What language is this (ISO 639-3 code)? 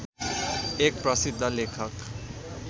nep